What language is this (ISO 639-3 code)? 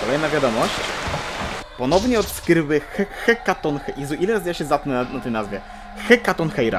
pol